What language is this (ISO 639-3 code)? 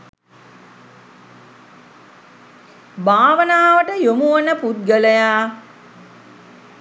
sin